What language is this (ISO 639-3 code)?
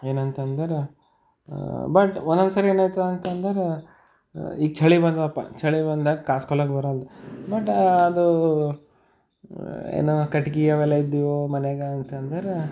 kan